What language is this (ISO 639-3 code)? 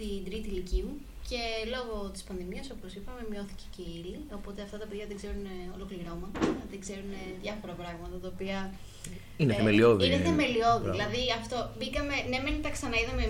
ell